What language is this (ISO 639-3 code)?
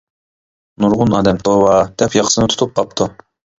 uig